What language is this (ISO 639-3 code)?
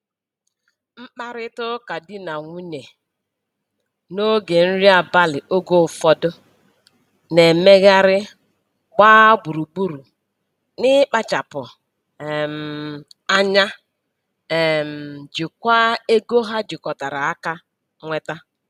ibo